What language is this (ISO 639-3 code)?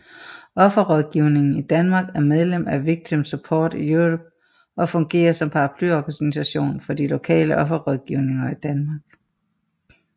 dan